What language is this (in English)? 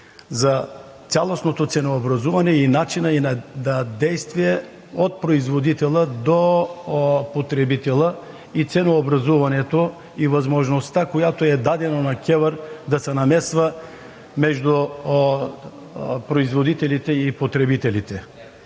Bulgarian